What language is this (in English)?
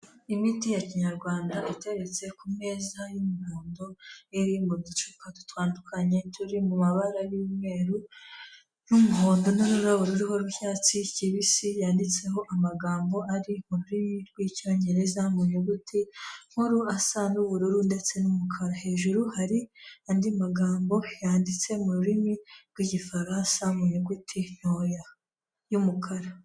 Kinyarwanda